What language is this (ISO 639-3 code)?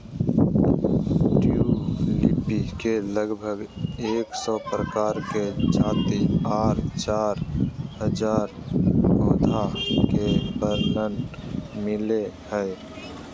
mag